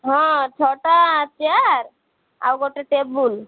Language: Odia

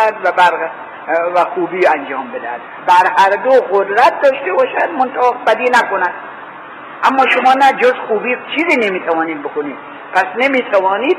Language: Persian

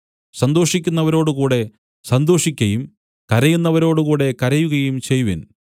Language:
Malayalam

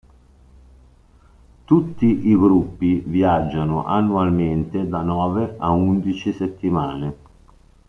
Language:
Italian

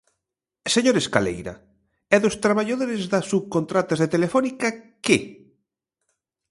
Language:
Galician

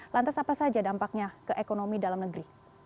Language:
Indonesian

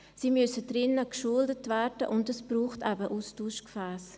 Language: Swiss German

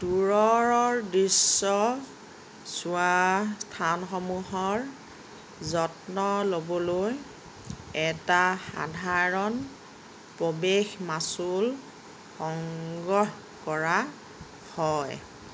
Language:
Assamese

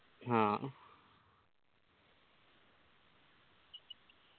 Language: Malayalam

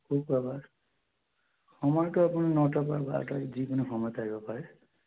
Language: Assamese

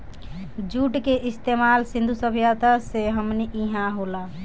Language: Bhojpuri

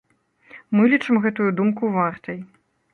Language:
Belarusian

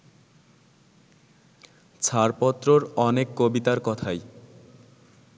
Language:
Bangla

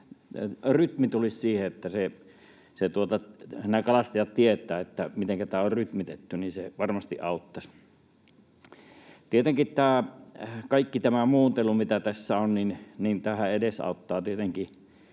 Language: Finnish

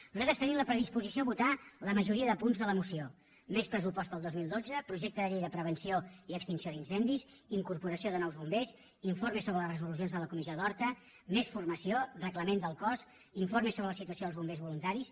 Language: Catalan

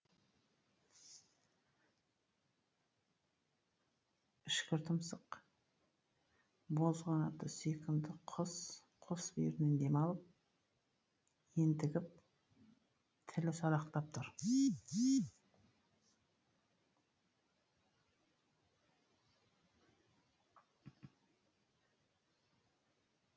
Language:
Kazakh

